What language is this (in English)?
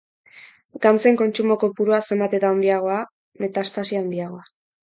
Basque